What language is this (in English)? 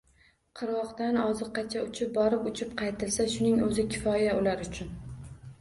Uzbek